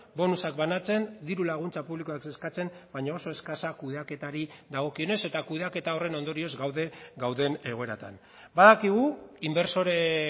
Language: Basque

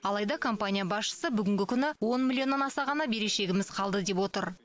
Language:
Kazakh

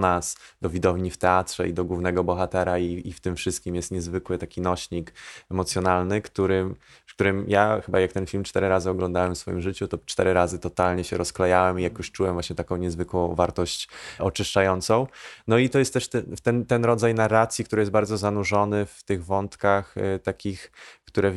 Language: Polish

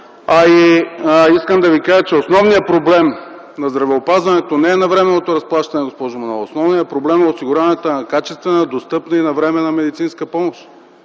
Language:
Bulgarian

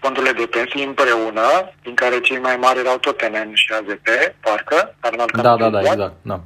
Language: Romanian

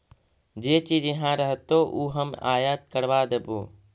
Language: Magahi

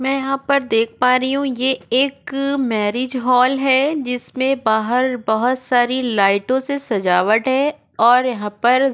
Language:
Hindi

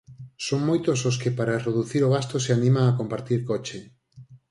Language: Galician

